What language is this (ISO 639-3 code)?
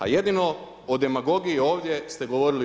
hrv